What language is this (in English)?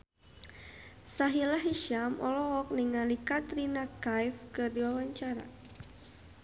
Sundanese